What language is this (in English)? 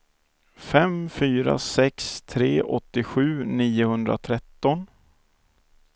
Swedish